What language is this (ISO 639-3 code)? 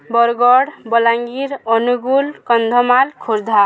ori